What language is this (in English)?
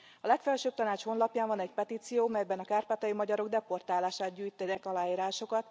Hungarian